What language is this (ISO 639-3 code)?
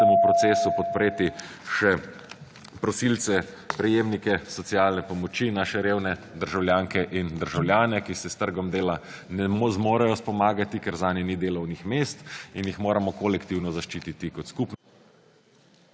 slv